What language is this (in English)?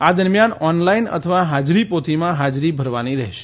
Gujarati